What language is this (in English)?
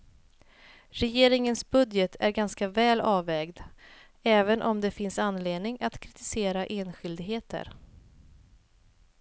Swedish